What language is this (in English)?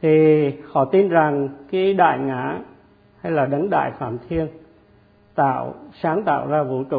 Vietnamese